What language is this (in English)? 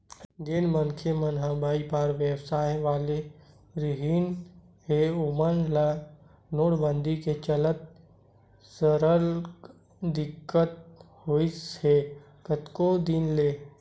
Chhattisgarhi